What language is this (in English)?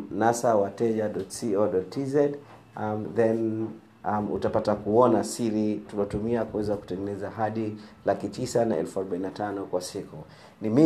Swahili